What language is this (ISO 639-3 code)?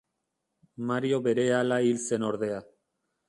eus